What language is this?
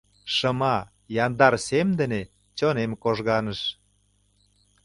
Mari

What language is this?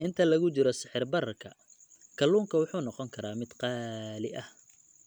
Somali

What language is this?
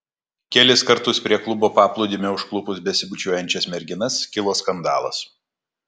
Lithuanian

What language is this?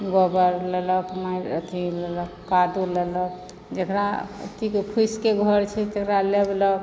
Maithili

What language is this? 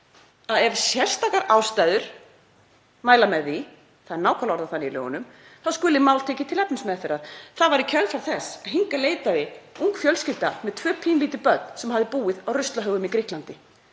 Icelandic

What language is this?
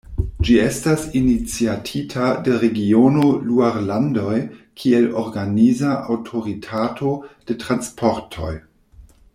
Esperanto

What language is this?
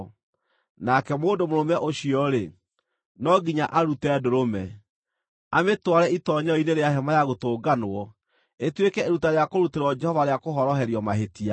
Kikuyu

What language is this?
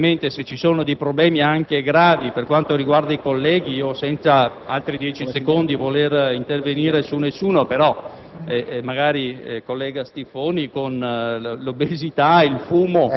Italian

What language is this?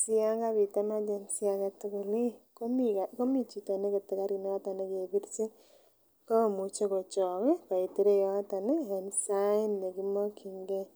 Kalenjin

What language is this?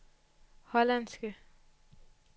Danish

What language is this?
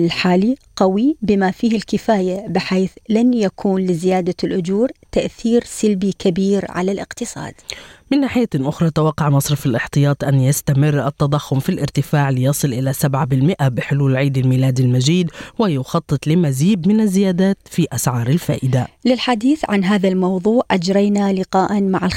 Arabic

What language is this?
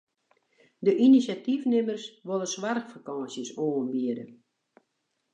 Western Frisian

